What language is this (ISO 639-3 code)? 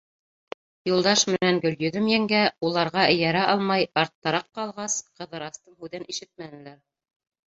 bak